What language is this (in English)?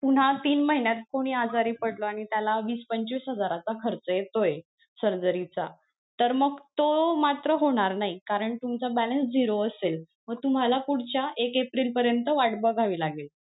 Marathi